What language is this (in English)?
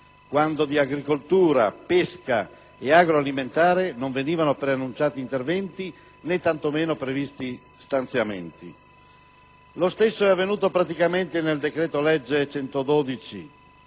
Italian